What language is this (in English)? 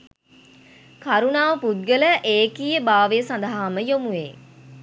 Sinhala